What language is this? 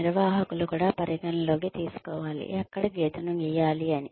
Telugu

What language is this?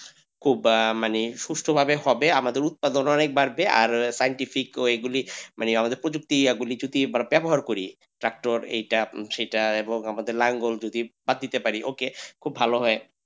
Bangla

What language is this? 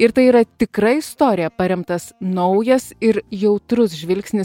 Lithuanian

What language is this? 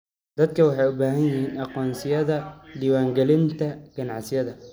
Somali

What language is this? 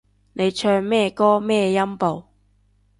Cantonese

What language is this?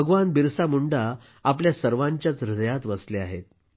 Marathi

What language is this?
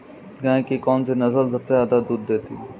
Hindi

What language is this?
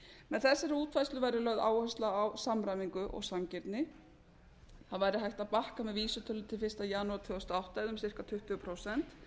Icelandic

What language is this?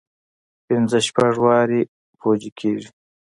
Pashto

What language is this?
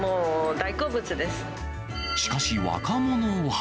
Japanese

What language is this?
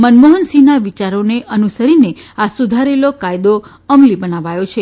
Gujarati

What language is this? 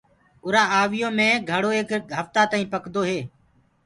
Gurgula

